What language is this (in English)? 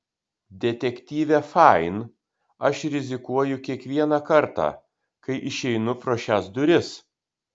Lithuanian